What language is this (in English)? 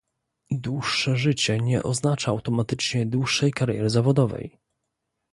Polish